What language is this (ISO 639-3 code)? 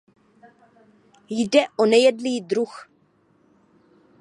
ces